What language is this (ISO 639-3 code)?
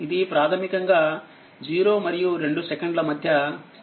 tel